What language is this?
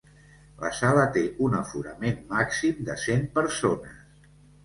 Catalan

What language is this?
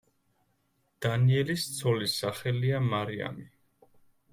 Georgian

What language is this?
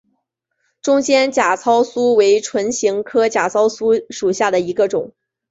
Chinese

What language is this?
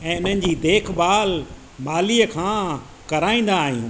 Sindhi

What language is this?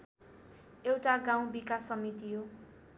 Nepali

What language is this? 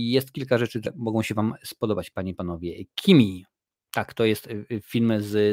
Polish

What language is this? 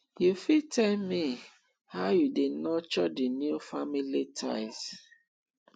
Nigerian Pidgin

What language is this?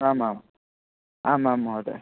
Sanskrit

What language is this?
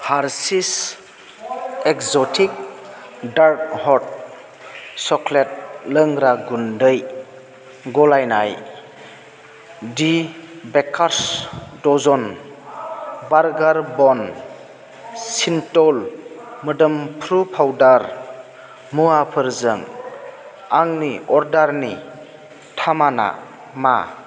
Bodo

